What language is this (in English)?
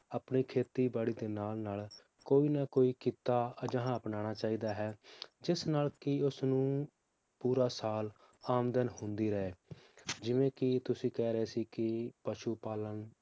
Punjabi